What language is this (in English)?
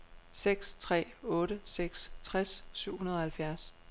Danish